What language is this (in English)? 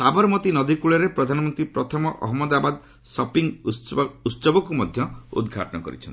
Odia